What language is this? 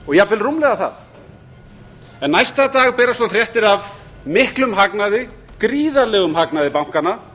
Icelandic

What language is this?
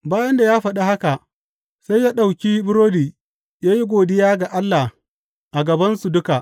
Hausa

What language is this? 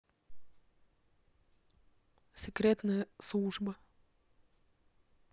Russian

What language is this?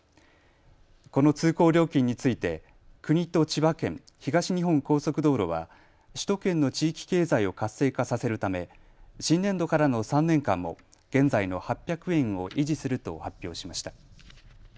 Japanese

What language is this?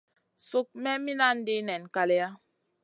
Masana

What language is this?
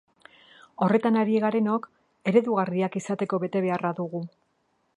Basque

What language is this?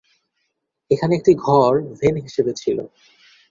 Bangla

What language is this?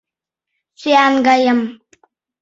Mari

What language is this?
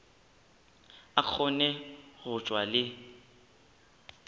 Northern Sotho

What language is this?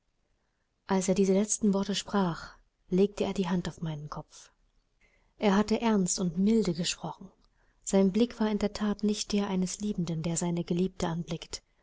German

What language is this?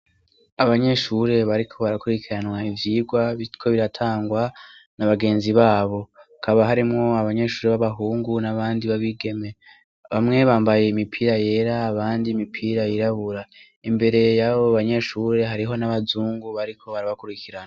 Rundi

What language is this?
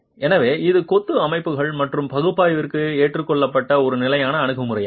Tamil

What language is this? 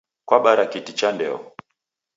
Taita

